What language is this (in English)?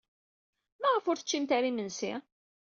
Kabyle